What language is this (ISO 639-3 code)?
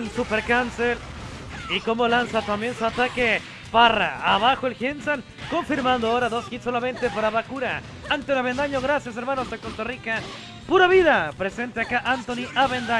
spa